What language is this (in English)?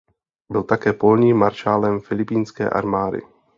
Czech